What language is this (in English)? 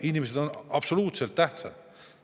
Estonian